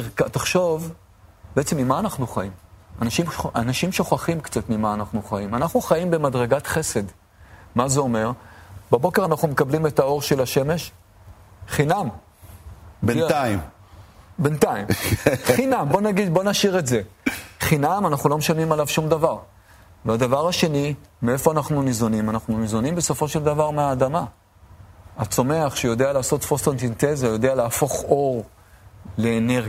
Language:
Hebrew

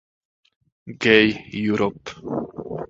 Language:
Czech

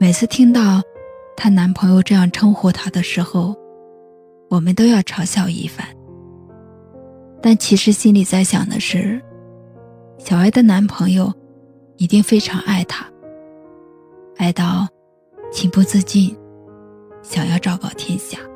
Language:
Chinese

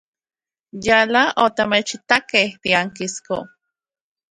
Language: Central Puebla Nahuatl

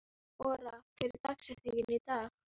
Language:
Icelandic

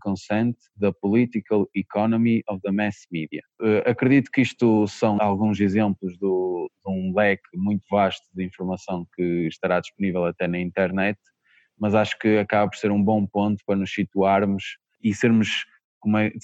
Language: Portuguese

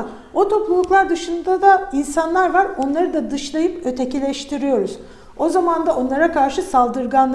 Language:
Turkish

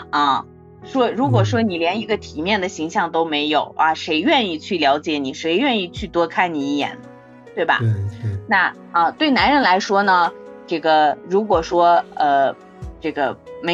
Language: Chinese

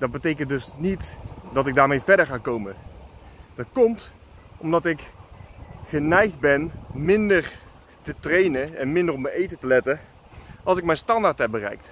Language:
Dutch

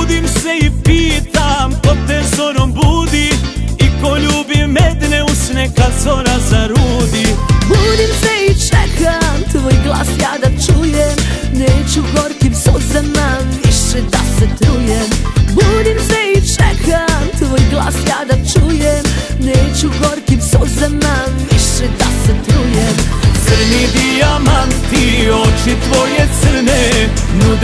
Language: Romanian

